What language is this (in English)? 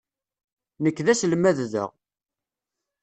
Kabyle